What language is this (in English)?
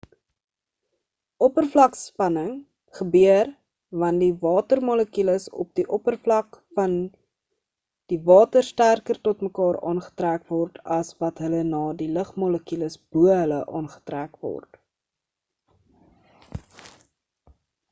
Afrikaans